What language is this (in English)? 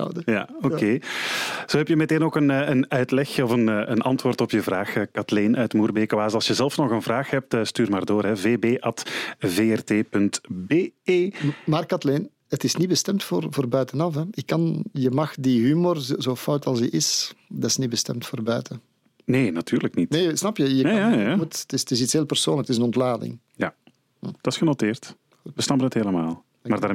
Dutch